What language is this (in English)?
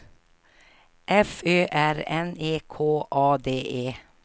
Swedish